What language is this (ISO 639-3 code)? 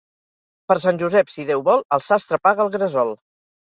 cat